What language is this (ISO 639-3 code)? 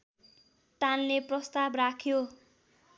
nep